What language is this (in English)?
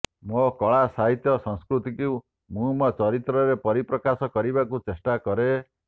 Odia